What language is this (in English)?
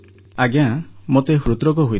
Odia